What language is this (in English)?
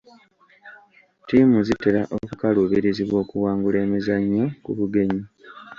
Ganda